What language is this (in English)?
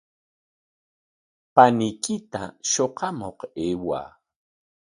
Corongo Ancash Quechua